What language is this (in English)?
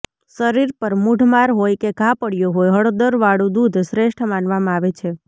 Gujarati